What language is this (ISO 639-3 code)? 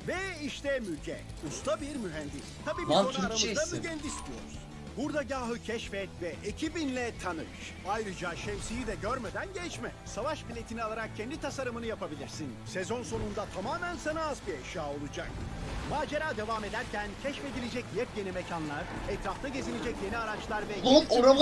tur